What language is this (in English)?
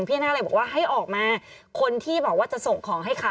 Thai